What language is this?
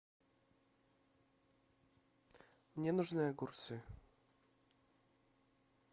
Russian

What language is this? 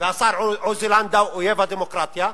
Hebrew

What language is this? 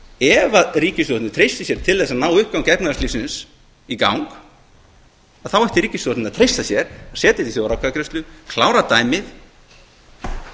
Icelandic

